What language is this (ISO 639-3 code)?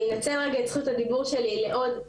heb